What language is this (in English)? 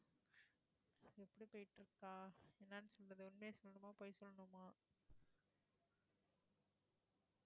Tamil